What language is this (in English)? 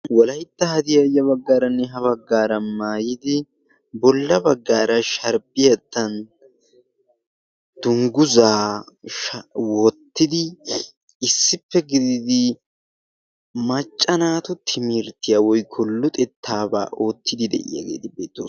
Wolaytta